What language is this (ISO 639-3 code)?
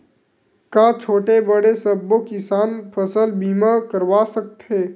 hne